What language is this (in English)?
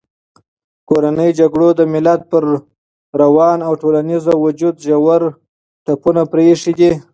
Pashto